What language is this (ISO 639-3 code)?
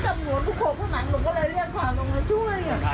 tha